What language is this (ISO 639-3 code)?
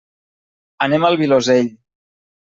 cat